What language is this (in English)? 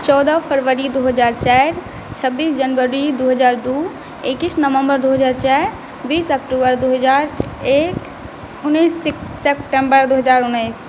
Maithili